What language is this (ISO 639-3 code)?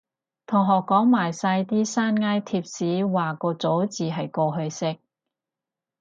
yue